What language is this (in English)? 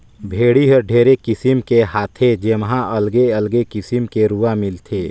Chhattisgarhi